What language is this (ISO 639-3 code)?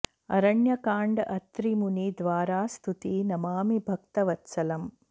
san